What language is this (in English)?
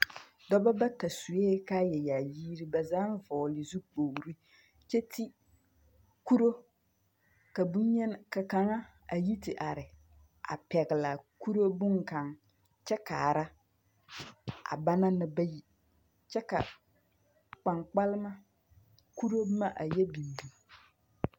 Southern Dagaare